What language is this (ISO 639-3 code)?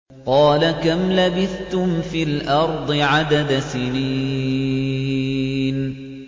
ara